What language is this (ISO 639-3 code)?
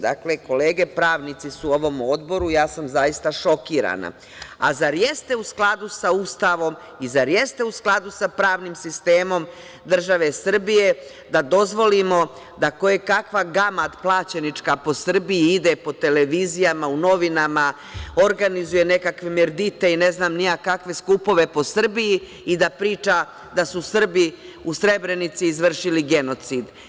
srp